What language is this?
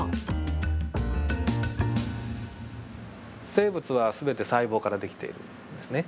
Japanese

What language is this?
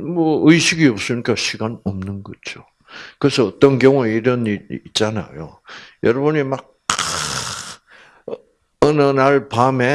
Korean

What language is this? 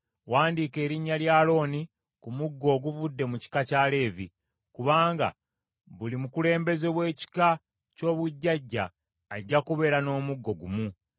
Ganda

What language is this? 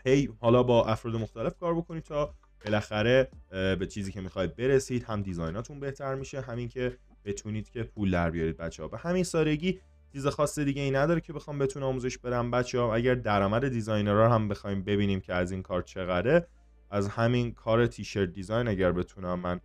Persian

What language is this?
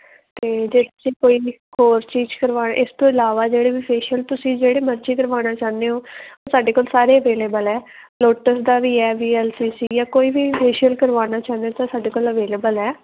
Punjabi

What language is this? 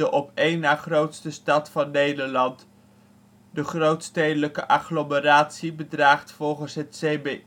Dutch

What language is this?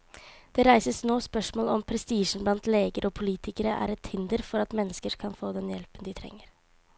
Norwegian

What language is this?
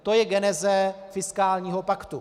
Czech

